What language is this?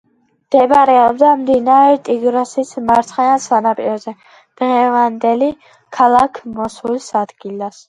Georgian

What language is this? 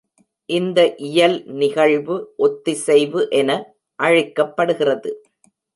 Tamil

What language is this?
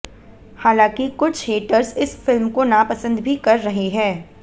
Hindi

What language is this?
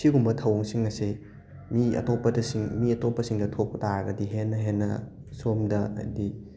Manipuri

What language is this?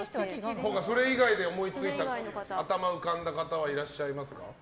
Japanese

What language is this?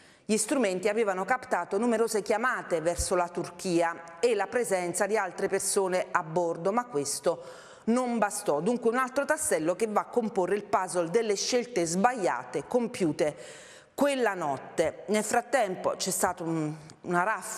Italian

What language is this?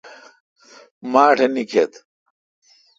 Kalkoti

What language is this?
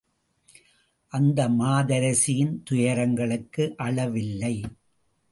Tamil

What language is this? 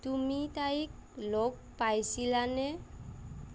Assamese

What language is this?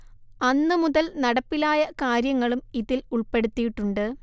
Malayalam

